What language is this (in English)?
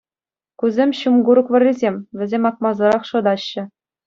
Chuvash